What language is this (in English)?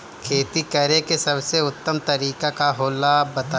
Bhojpuri